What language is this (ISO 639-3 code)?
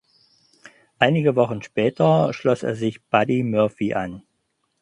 deu